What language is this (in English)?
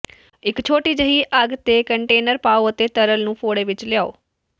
Punjabi